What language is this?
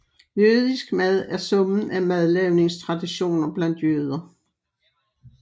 Danish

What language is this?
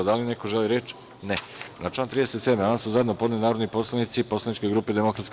Serbian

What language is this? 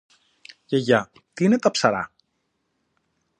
Greek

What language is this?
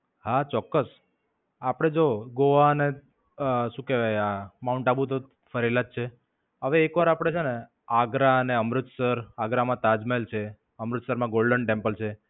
Gujarati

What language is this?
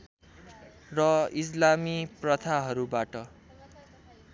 Nepali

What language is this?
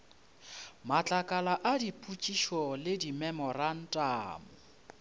Northern Sotho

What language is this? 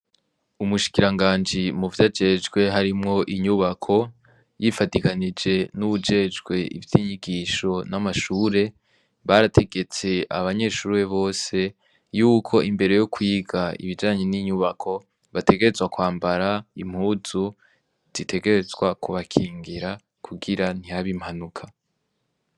Rundi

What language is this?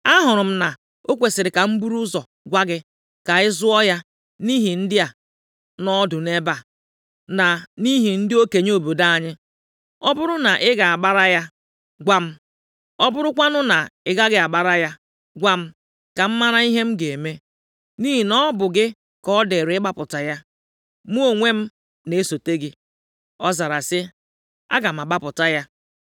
Igbo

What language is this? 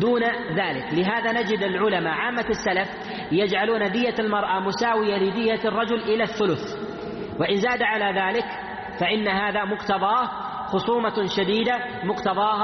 Arabic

